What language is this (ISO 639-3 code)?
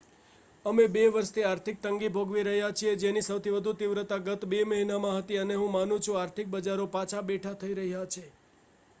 guj